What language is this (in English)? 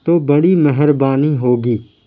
Urdu